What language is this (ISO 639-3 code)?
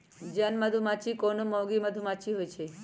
mag